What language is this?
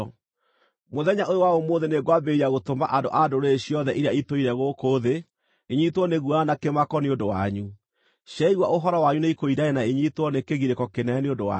Kikuyu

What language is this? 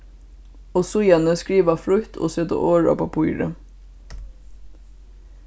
Faroese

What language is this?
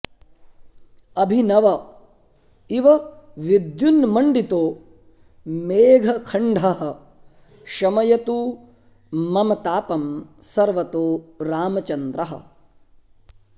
Sanskrit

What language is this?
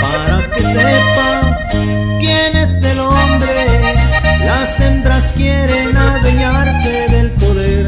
Spanish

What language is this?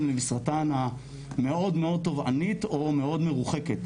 Hebrew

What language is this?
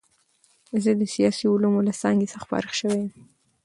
Pashto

